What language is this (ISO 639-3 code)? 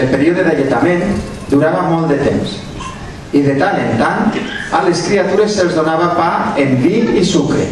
ell